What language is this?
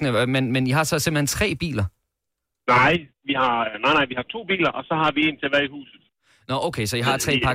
Danish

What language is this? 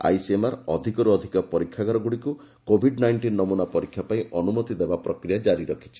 Odia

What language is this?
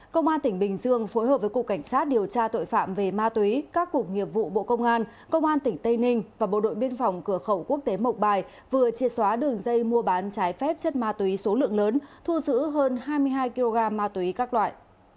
Vietnamese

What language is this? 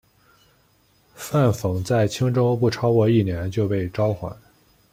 Chinese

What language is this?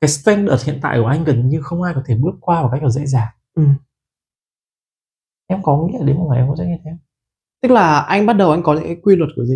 Vietnamese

